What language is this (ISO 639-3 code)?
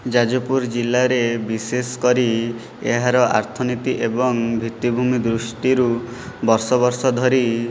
ori